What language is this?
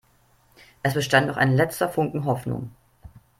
German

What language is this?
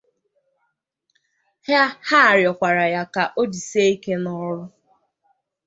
Igbo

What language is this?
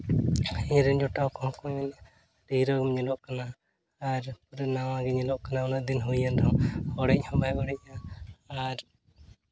Santali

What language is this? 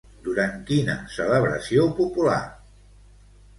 Catalan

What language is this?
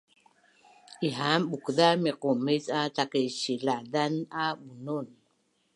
Bunun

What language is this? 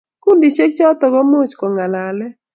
Kalenjin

